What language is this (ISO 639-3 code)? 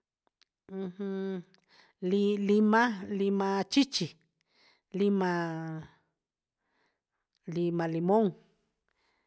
mxs